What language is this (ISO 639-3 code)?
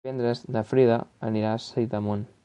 cat